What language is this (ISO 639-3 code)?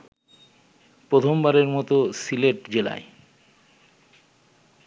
ben